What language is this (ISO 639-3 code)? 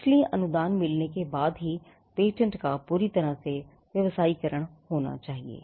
hin